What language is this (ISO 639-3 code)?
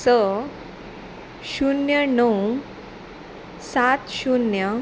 kok